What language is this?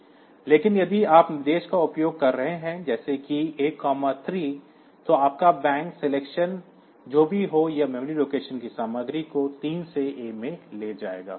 Hindi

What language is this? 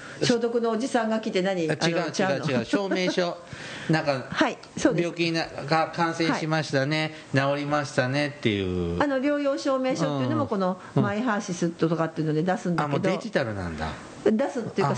Japanese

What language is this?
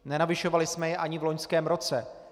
Czech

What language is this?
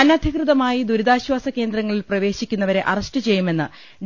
Malayalam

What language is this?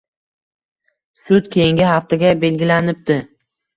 Uzbek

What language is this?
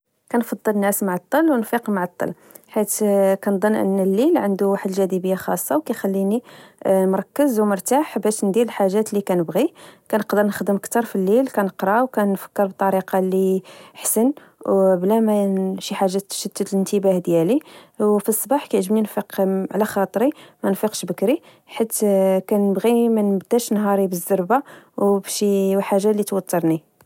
Moroccan Arabic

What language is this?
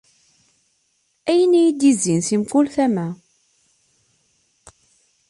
Kabyle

